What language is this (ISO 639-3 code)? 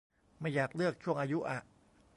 tha